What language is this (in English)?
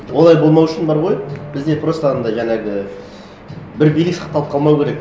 Kazakh